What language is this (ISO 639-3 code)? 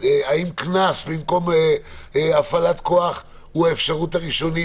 heb